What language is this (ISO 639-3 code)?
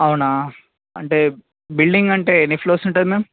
tel